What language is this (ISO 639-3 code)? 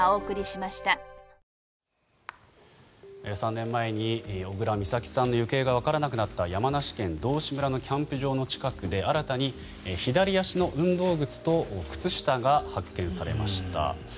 jpn